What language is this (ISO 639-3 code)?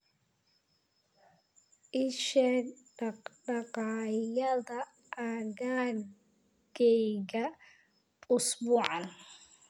som